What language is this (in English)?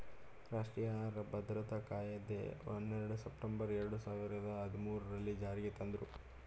Kannada